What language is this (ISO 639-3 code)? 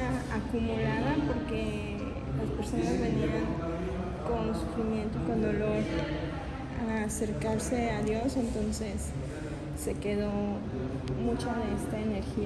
spa